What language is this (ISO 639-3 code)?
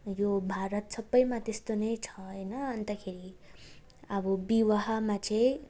nep